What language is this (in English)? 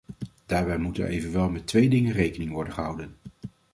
Dutch